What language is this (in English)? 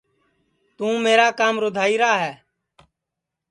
Sansi